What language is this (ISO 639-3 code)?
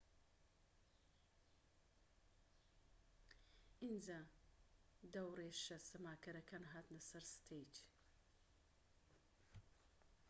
ckb